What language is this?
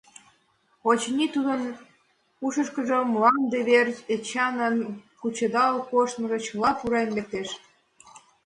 Mari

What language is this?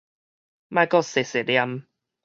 Min Nan Chinese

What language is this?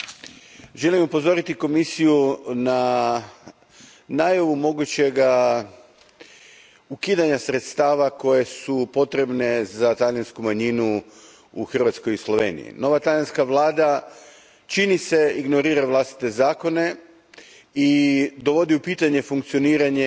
Croatian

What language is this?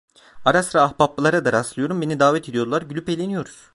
Turkish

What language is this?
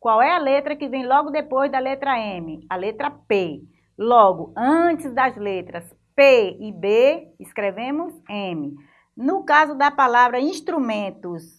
Portuguese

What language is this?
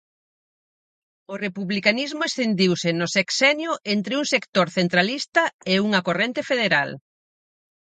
Galician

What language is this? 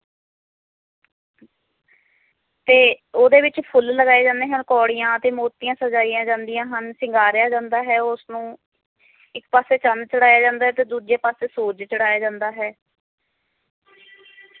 Punjabi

